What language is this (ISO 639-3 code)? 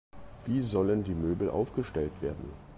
deu